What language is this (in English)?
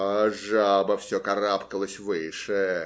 Russian